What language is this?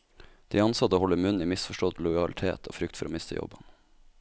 Norwegian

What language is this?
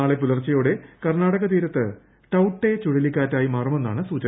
Malayalam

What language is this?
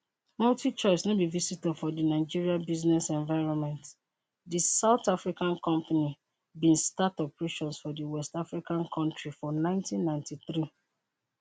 Nigerian Pidgin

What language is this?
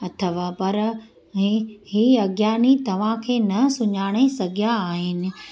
Sindhi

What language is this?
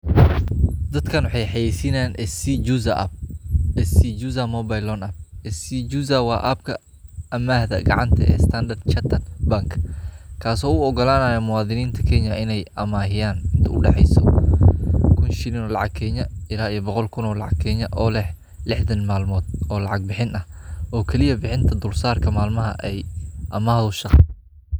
Somali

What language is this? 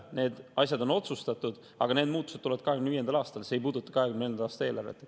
Estonian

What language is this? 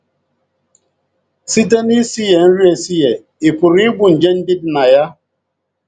Igbo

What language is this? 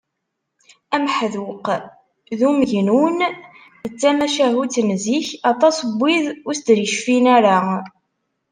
Kabyle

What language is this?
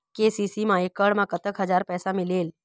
Chhattisgarhi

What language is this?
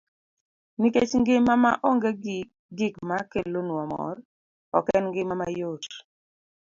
Luo (Kenya and Tanzania)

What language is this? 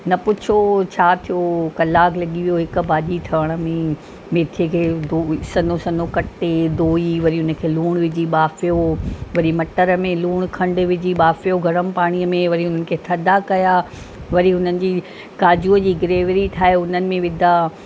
Sindhi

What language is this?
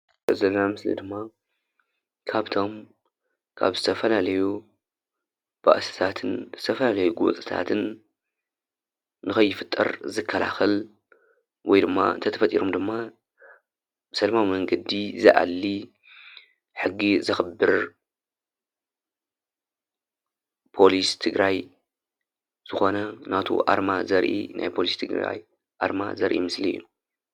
Tigrinya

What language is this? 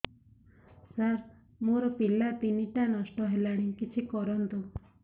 Odia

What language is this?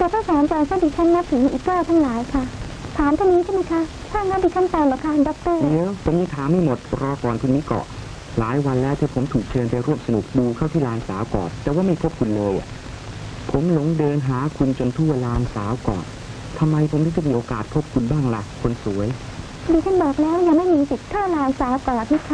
Thai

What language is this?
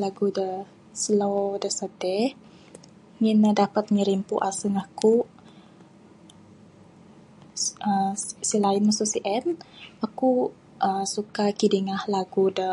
Bukar-Sadung Bidayuh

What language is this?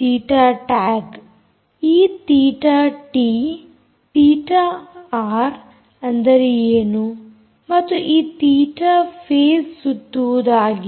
Kannada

